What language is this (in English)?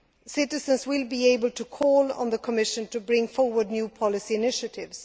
English